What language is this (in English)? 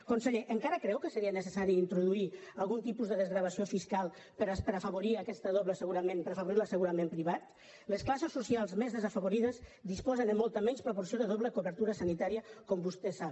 Catalan